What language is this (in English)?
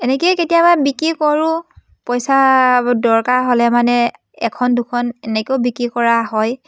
Assamese